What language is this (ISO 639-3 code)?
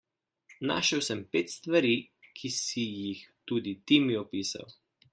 slv